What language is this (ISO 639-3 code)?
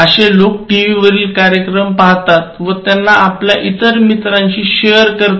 mar